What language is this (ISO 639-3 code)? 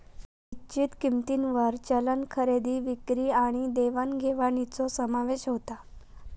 mar